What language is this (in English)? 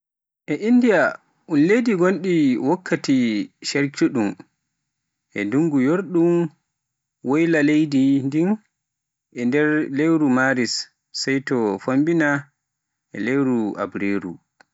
Pular